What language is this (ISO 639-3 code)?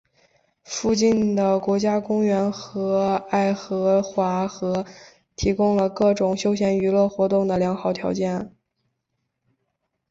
zho